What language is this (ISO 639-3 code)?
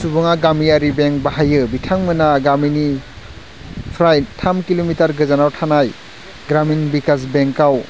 brx